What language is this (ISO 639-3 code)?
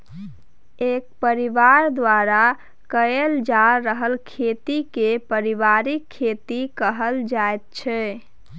mai